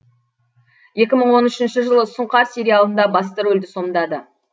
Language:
Kazakh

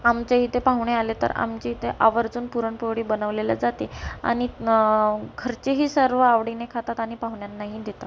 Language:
Marathi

